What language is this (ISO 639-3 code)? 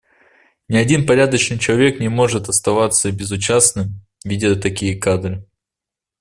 rus